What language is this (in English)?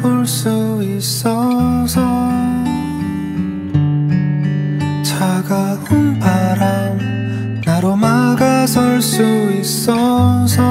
Korean